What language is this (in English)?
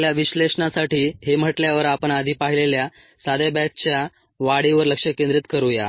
Marathi